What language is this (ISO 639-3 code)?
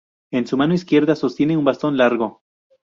spa